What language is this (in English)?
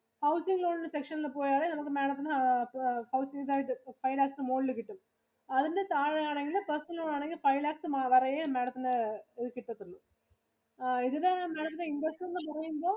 Malayalam